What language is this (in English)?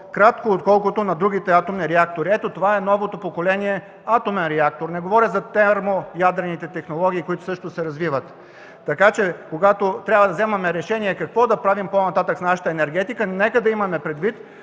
Bulgarian